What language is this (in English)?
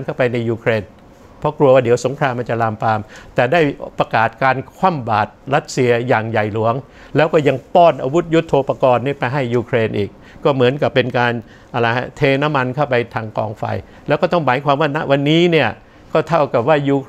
Thai